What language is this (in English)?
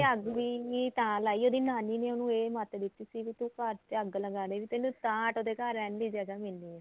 Punjabi